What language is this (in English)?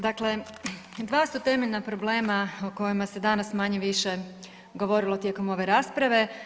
Croatian